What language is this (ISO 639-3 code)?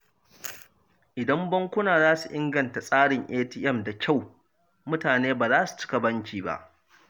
hau